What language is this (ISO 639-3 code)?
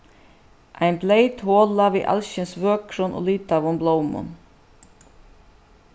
fao